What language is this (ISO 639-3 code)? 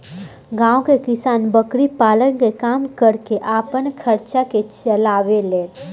bho